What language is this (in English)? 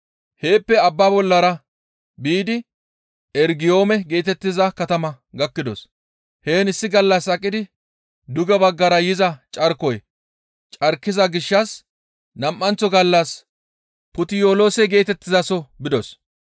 Gamo